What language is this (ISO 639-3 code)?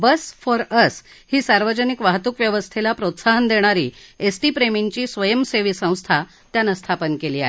mar